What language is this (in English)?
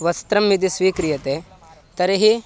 Sanskrit